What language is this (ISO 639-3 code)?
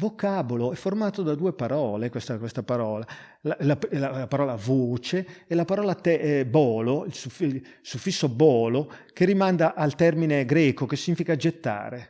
ita